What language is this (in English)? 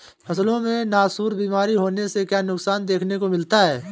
Hindi